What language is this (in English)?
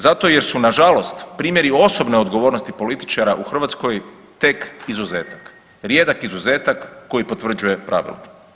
Croatian